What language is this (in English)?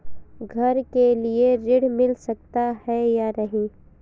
Hindi